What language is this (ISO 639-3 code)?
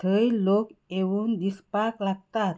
kok